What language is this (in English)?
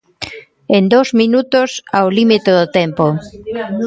Galician